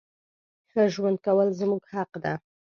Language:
Pashto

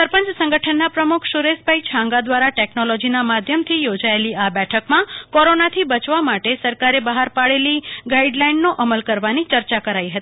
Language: Gujarati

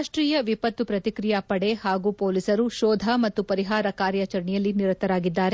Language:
Kannada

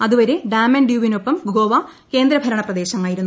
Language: Malayalam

